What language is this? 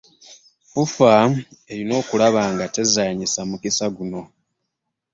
Ganda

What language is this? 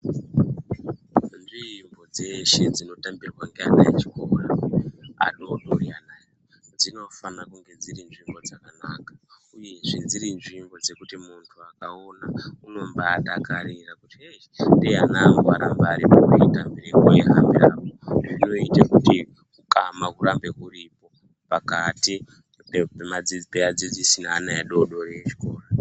Ndau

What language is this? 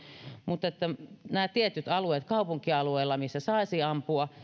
Finnish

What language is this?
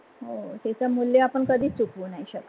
Marathi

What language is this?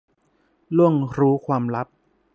Thai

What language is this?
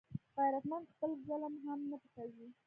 Pashto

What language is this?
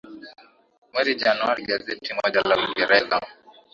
Swahili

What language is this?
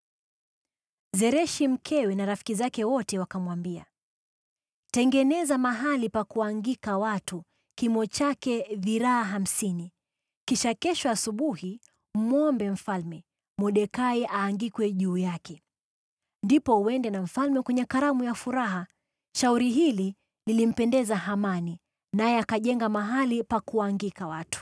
Swahili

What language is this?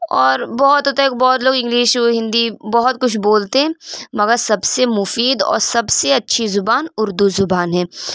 Urdu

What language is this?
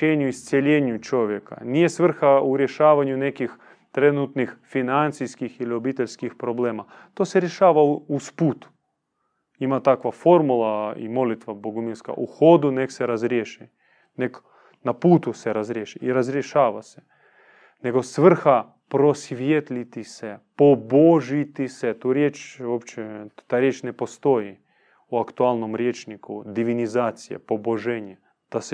Croatian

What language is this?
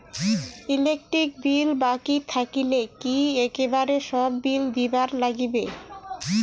Bangla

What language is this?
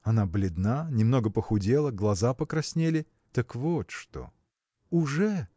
Russian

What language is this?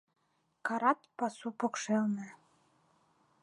Mari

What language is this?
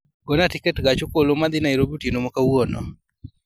Luo (Kenya and Tanzania)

